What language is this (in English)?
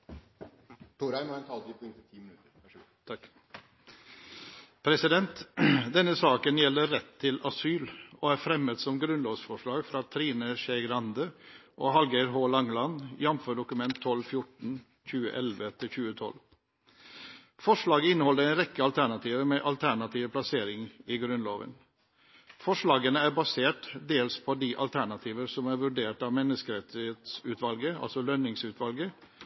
Norwegian